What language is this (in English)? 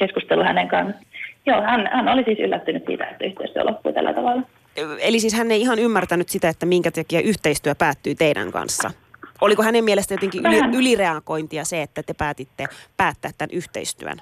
Finnish